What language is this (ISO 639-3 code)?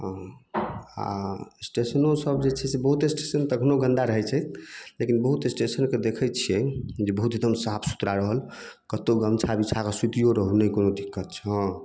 mai